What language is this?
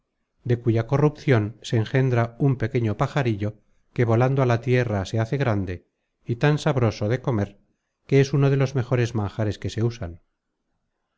Spanish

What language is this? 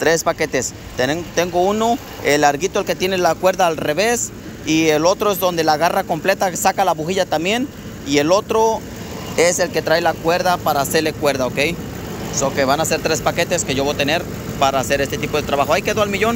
Spanish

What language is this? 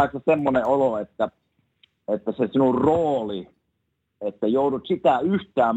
Finnish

